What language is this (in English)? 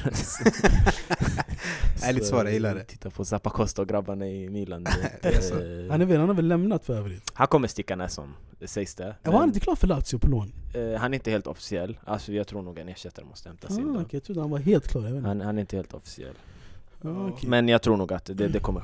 Swedish